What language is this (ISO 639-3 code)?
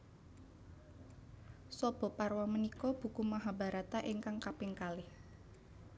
jav